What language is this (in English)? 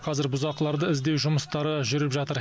Kazakh